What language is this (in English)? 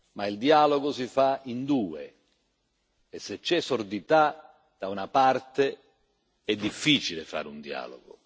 Italian